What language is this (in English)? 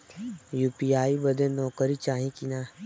Bhojpuri